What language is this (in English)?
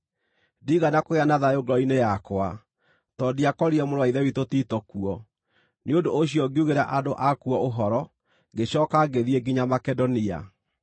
Kikuyu